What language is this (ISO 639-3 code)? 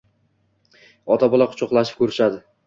uzb